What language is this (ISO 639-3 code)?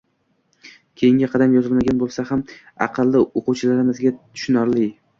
uzb